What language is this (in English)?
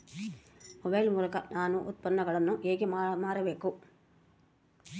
Kannada